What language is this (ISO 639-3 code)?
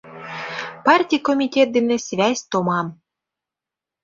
chm